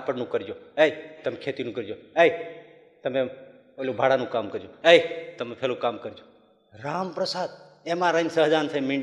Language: Gujarati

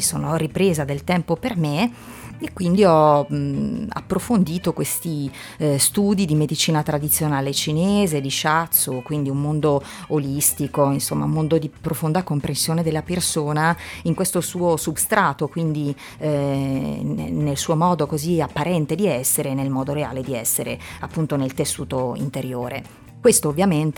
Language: Italian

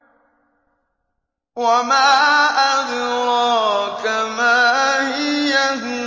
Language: Arabic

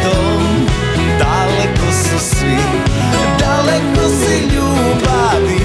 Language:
Croatian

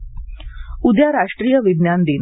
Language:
Marathi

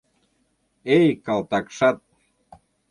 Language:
Mari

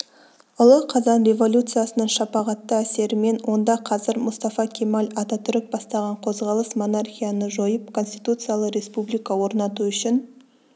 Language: Kazakh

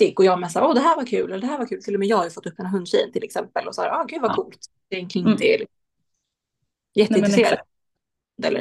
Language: Swedish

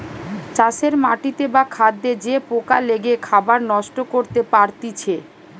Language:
Bangla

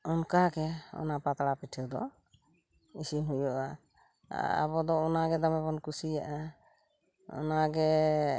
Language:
Santali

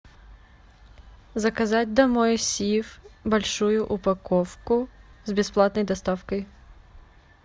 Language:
Russian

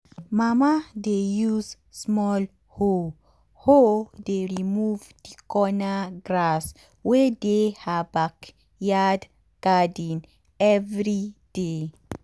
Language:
Nigerian Pidgin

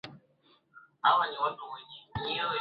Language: Swahili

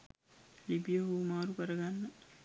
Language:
Sinhala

